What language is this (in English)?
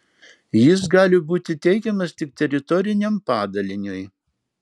Lithuanian